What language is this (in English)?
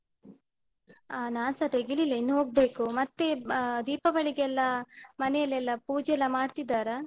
Kannada